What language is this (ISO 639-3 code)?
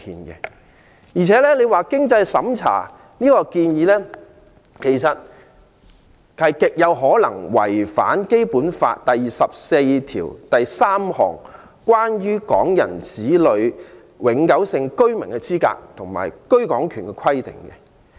yue